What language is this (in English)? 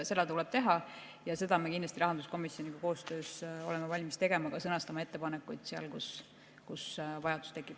Estonian